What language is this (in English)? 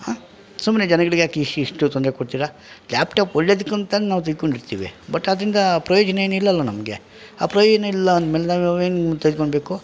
Kannada